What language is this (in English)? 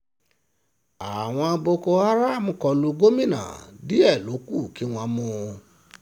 Yoruba